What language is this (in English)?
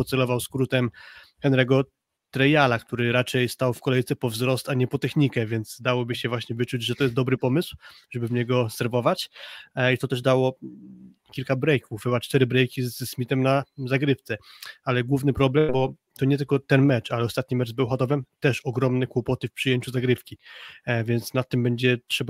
Polish